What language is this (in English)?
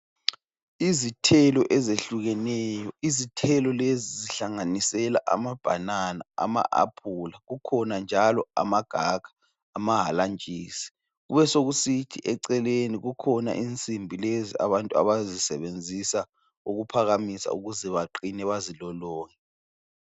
North Ndebele